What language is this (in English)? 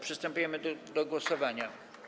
Polish